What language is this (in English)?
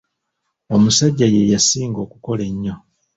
Ganda